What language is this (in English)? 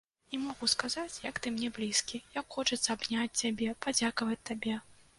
Belarusian